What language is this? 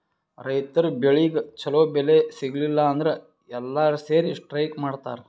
Kannada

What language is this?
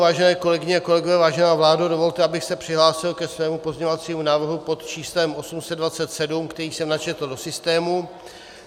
Czech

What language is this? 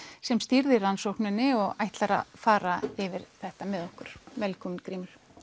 Icelandic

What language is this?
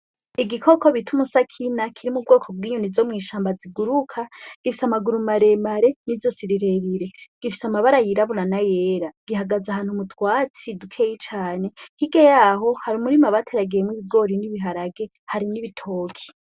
Rundi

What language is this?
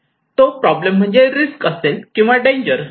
Marathi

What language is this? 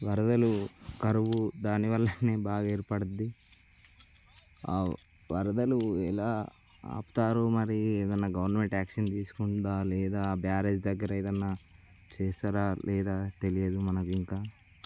Telugu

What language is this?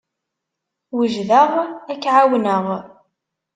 Kabyle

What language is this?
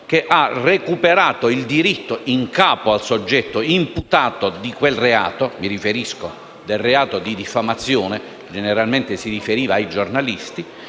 Italian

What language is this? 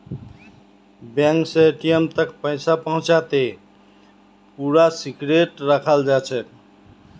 Magahi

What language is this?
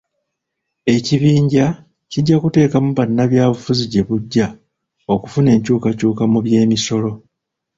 Ganda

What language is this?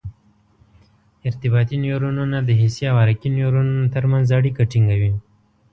Pashto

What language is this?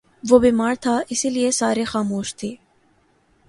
Urdu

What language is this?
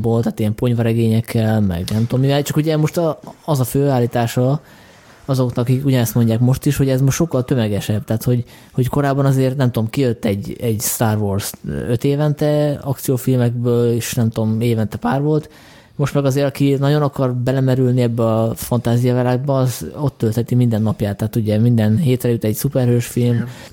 Hungarian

